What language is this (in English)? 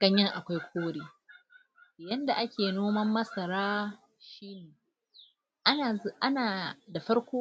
Hausa